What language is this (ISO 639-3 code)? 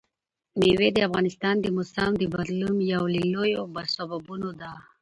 pus